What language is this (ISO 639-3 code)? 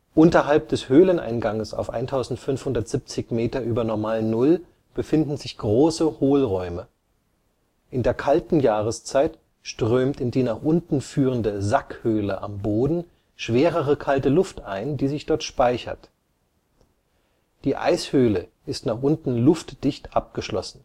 deu